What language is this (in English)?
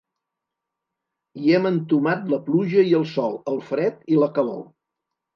Catalan